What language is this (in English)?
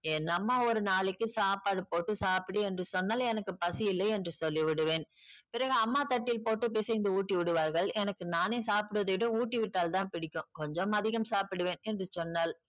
Tamil